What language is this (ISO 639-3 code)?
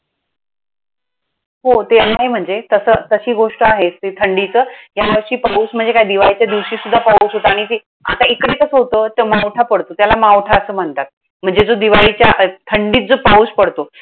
mar